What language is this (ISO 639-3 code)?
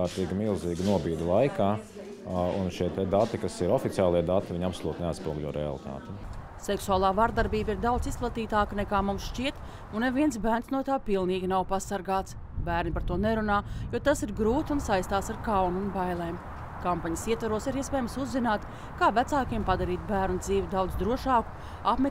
lav